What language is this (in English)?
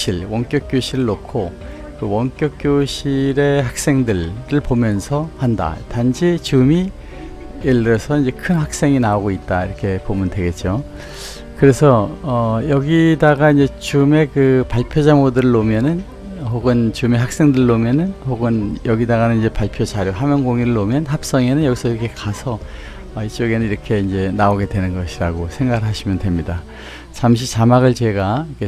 Korean